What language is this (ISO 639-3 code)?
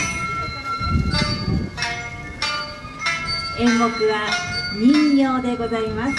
jpn